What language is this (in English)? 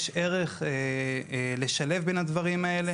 Hebrew